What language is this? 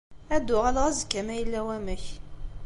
Kabyle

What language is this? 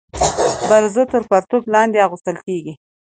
Pashto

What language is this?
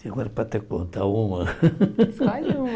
Portuguese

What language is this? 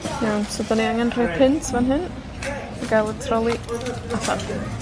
Welsh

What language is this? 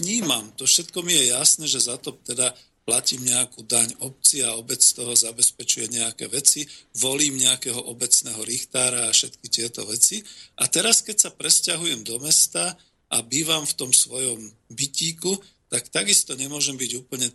Slovak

